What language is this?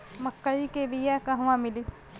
Bhojpuri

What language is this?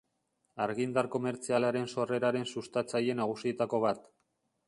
Basque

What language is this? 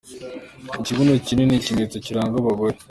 Kinyarwanda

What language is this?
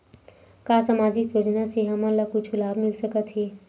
Chhattisgarhi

